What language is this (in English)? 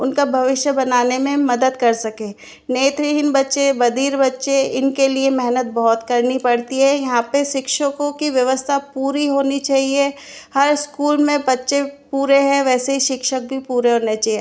Hindi